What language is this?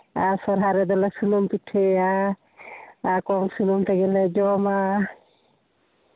Santali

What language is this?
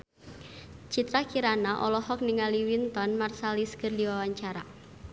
Sundanese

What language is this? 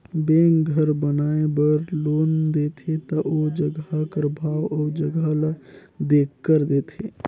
Chhattisgarhi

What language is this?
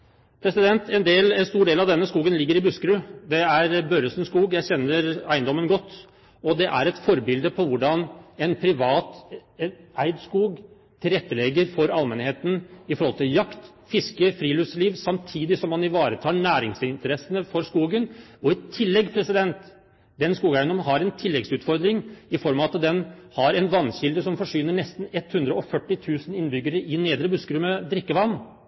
Norwegian Bokmål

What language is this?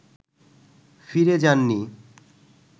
Bangla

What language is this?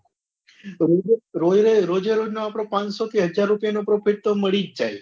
Gujarati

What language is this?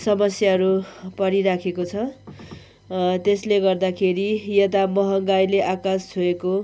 Nepali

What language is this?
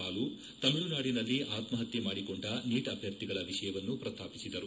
Kannada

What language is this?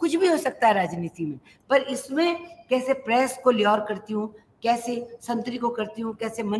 Hindi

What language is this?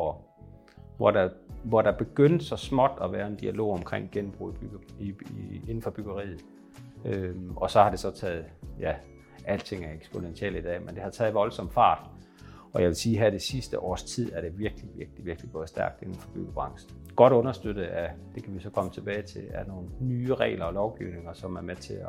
Danish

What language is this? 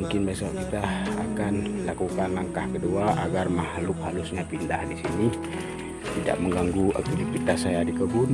Indonesian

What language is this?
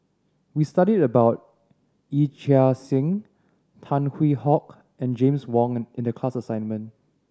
English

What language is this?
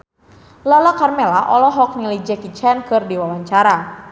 Sundanese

